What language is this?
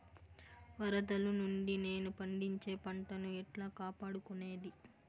Telugu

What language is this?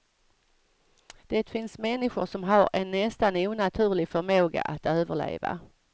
Swedish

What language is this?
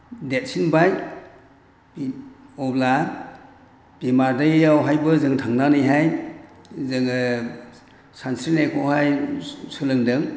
Bodo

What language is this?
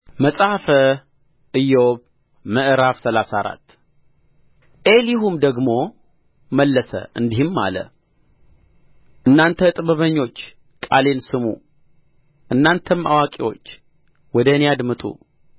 Amharic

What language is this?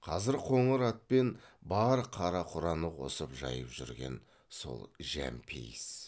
Kazakh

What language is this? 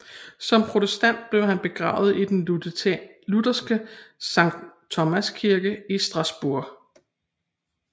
Danish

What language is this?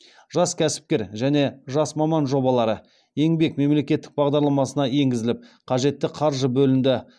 Kazakh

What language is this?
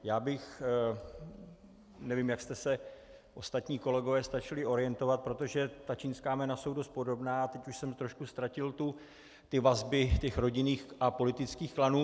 Czech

